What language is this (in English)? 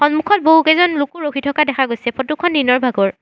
Assamese